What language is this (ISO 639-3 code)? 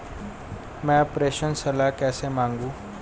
hin